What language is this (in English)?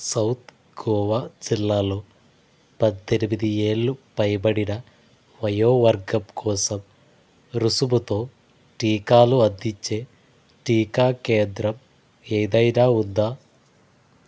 Telugu